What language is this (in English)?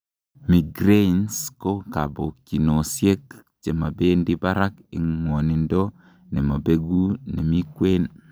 Kalenjin